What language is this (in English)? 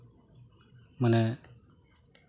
Santali